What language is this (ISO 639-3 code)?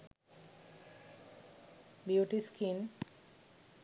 sin